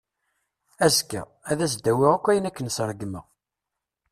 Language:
Kabyle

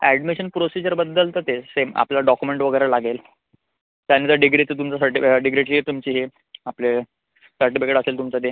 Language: Marathi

